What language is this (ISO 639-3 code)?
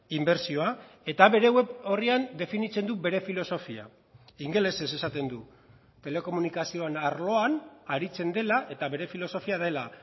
eus